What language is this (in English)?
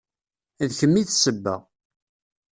Kabyle